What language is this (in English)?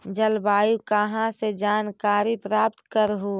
Magahi